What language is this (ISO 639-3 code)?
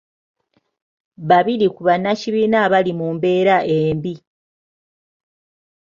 lug